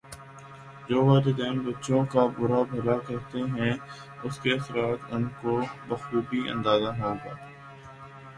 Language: Urdu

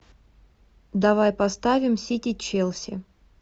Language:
Russian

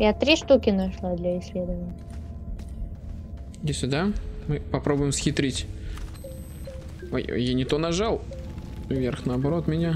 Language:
Russian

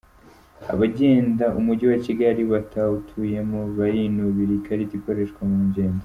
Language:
Kinyarwanda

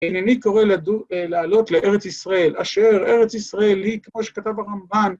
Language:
Hebrew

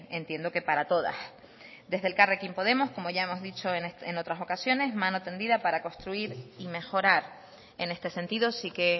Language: Spanish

